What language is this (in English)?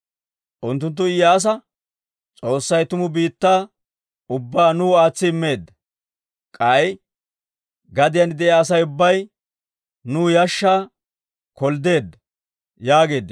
Dawro